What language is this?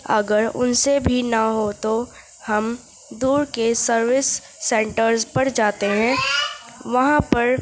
Urdu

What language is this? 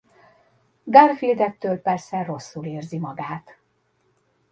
Hungarian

